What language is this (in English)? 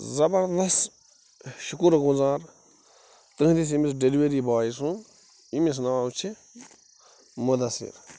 Kashmiri